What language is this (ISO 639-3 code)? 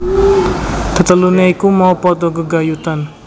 jav